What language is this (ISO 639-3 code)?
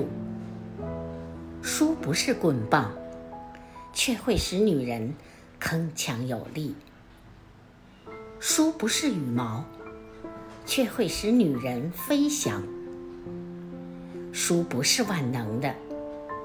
zho